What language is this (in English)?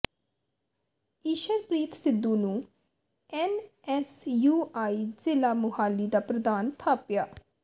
Punjabi